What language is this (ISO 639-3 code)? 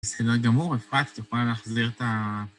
heb